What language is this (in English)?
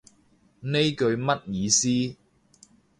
Cantonese